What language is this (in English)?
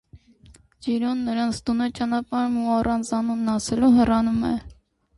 Armenian